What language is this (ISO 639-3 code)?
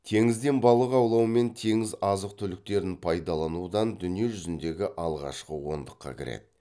kaz